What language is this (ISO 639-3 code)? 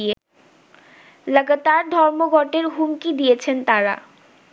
ben